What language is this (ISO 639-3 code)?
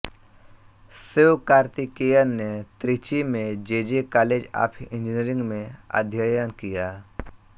hin